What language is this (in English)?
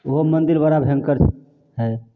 Maithili